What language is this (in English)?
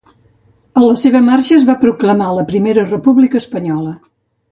Catalan